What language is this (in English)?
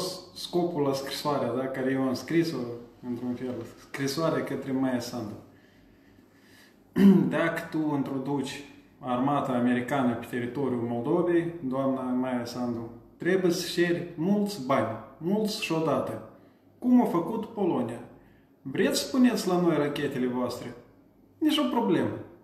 Romanian